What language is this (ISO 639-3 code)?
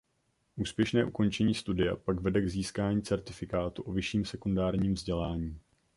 ces